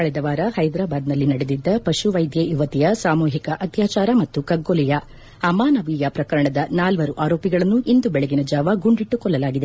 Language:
Kannada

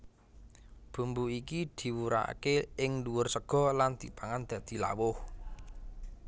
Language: Javanese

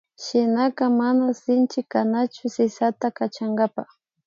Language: Imbabura Highland Quichua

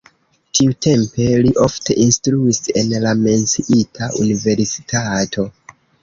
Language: Esperanto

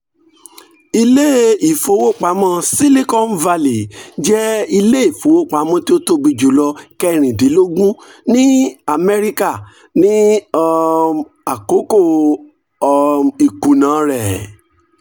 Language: Yoruba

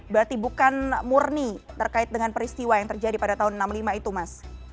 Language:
Indonesian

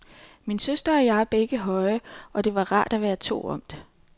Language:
Danish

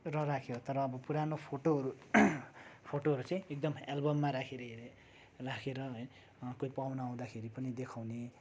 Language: Nepali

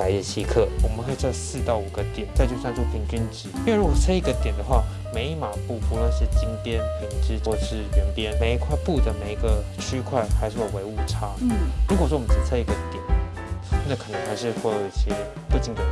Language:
Chinese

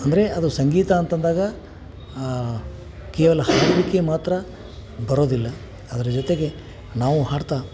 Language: Kannada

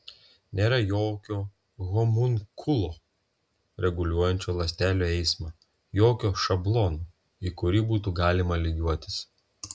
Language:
Lithuanian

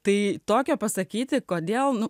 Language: Lithuanian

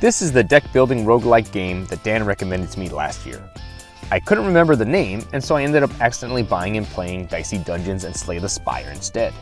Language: English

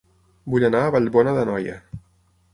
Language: Catalan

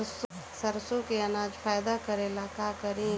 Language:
Bhojpuri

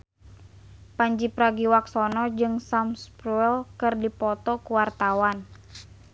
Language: Sundanese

